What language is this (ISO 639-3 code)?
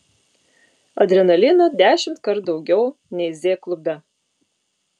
lit